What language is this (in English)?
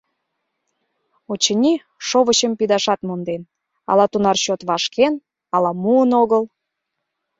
Mari